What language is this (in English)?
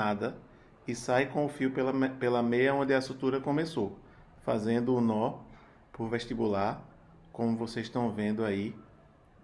Portuguese